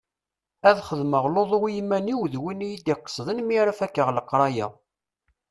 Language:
Kabyle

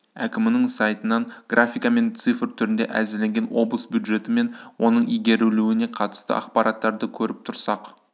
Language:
Kazakh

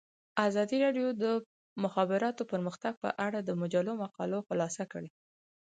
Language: Pashto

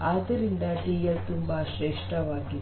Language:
Kannada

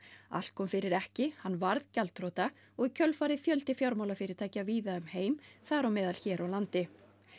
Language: Icelandic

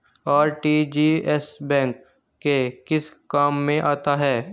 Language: Hindi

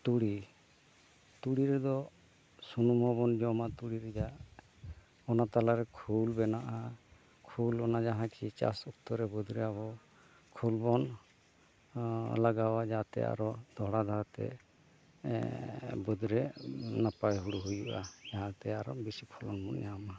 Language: Santali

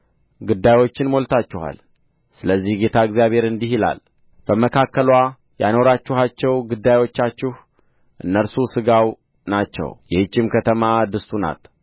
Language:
Amharic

